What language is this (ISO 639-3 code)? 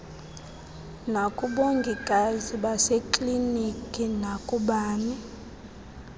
xho